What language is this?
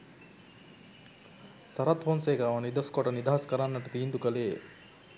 Sinhala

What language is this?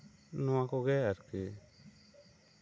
Santali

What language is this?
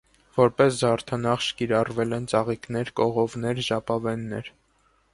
Armenian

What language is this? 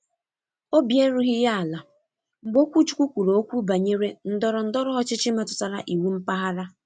Igbo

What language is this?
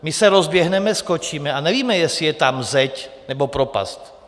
Czech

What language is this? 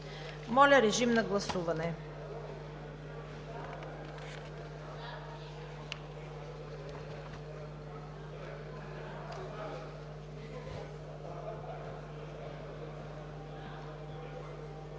Bulgarian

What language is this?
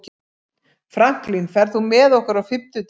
Icelandic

